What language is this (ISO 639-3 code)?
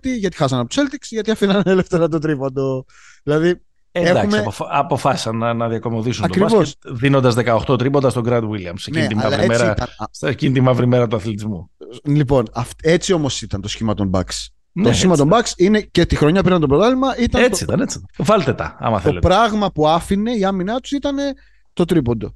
ell